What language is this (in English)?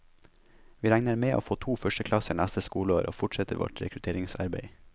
Norwegian